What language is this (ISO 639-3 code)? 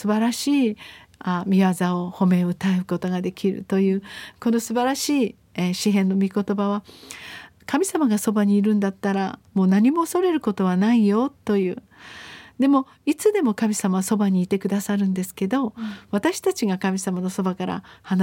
jpn